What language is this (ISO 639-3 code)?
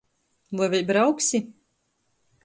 ltg